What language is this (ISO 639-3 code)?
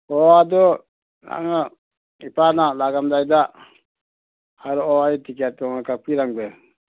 mni